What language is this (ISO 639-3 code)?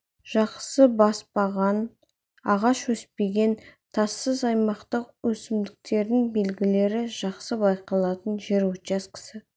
kaz